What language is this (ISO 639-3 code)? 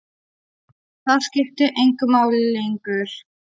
isl